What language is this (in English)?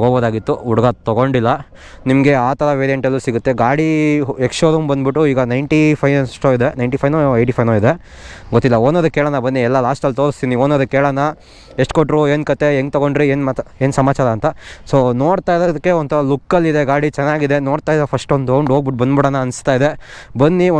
Japanese